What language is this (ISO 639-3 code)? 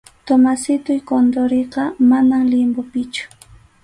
qxu